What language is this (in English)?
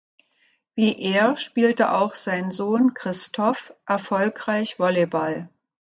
German